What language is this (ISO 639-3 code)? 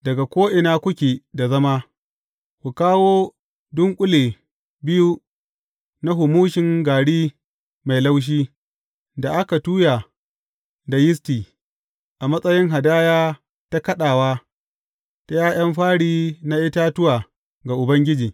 hau